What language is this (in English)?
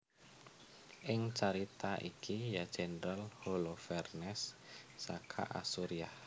Javanese